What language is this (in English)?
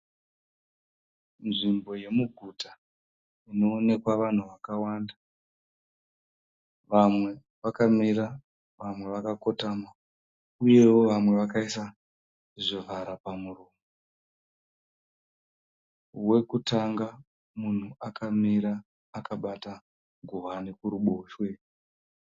Shona